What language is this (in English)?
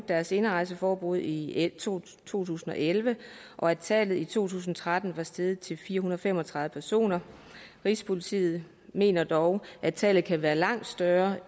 Danish